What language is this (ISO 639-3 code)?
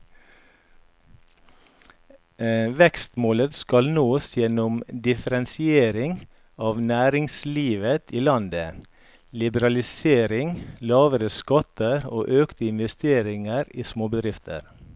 nor